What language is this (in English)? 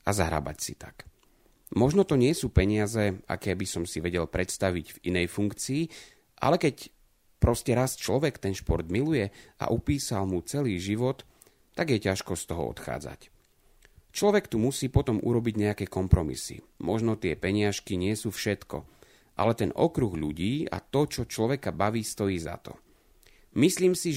Slovak